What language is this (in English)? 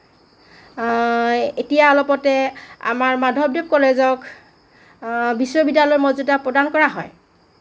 Assamese